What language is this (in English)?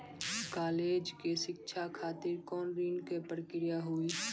Maithili